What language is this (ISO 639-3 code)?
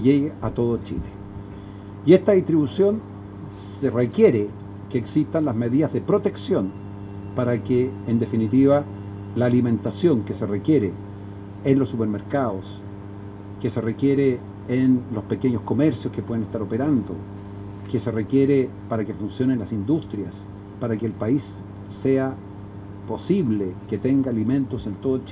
spa